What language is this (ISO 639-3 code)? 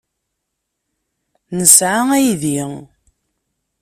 kab